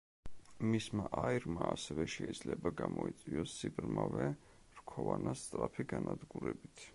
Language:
Georgian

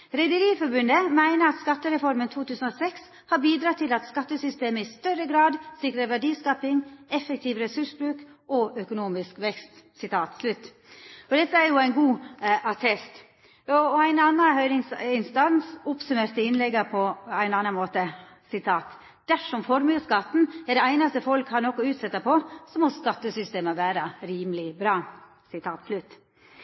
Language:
Norwegian Nynorsk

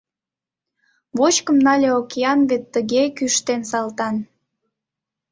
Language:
Mari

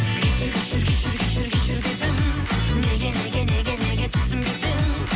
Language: Kazakh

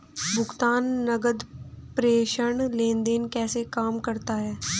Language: Hindi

